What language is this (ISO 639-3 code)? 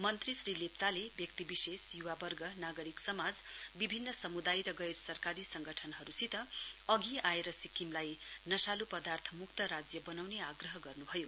nep